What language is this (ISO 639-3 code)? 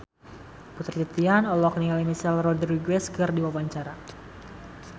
sun